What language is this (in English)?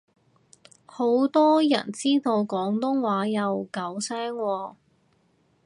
Cantonese